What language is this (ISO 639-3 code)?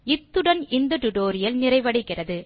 tam